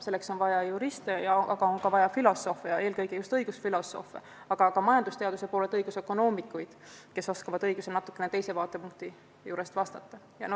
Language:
Estonian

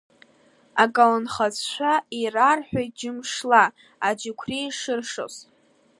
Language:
Abkhazian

